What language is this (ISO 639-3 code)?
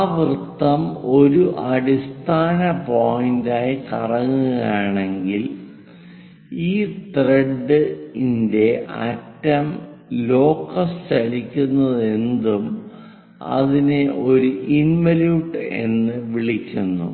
mal